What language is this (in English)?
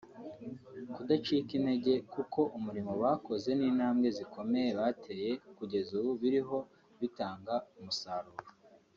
Kinyarwanda